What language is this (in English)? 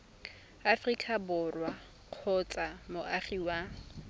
Tswana